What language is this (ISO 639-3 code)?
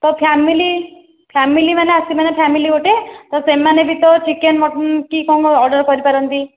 ori